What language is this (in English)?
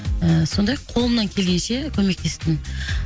Kazakh